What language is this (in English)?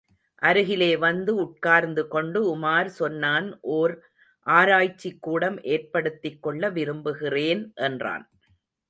Tamil